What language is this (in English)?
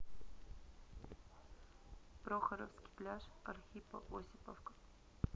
Russian